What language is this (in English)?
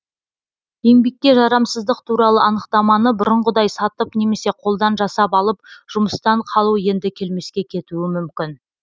Kazakh